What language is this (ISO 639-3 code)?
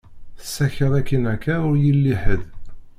kab